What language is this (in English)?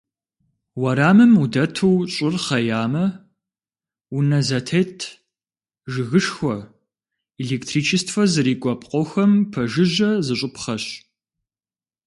Kabardian